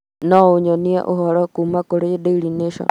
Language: Kikuyu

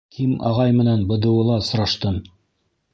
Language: Bashkir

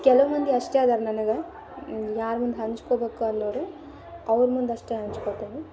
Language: Kannada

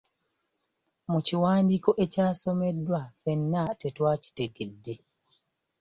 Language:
Ganda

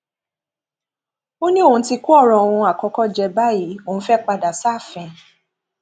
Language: Yoruba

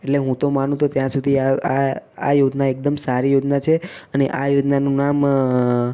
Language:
Gujarati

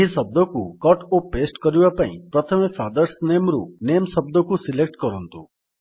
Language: Odia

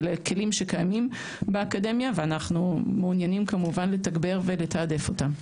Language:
Hebrew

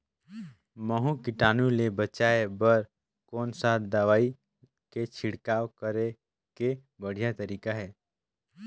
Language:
Chhattisgarhi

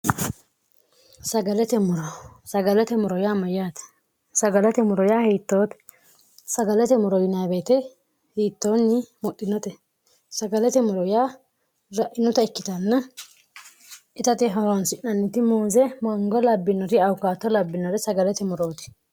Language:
Sidamo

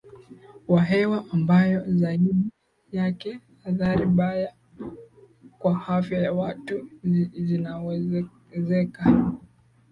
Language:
Swahili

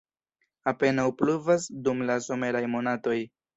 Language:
Esperanto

